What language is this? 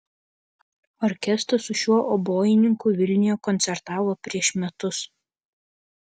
Lithuanian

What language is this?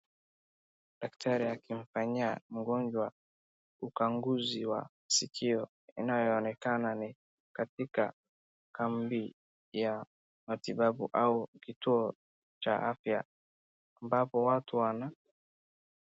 Swahili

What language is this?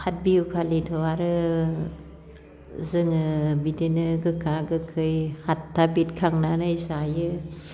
Bodo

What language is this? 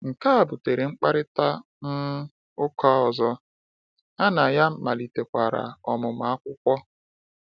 Igbo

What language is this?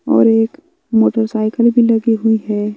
Hindi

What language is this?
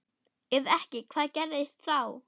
Icelandic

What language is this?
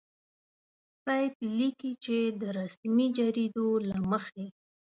Pashto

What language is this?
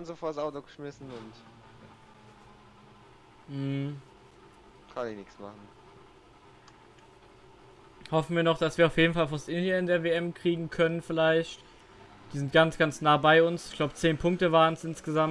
German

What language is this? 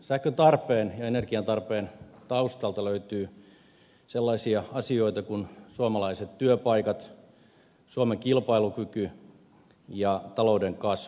Finnish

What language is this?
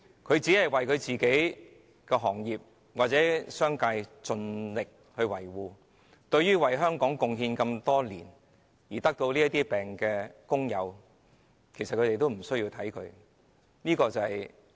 Cantonese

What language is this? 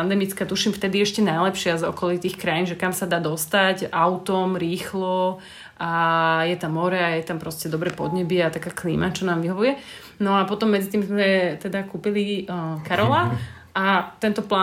Slovak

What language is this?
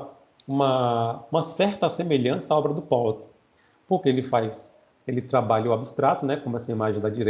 Portuguese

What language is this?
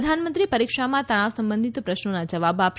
Gujarati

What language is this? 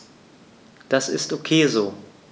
German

